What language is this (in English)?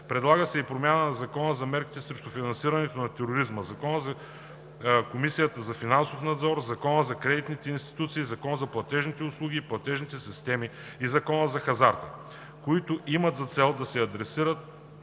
Bulgarian